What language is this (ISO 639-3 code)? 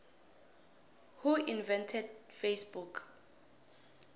nbl